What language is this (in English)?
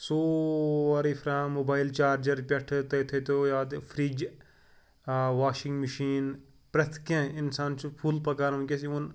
Kashmiri